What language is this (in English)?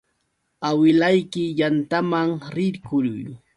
Yauyos Quechua